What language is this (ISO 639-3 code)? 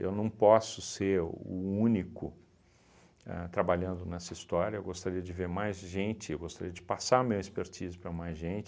por